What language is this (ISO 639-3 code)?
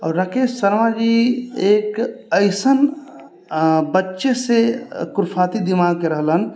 mai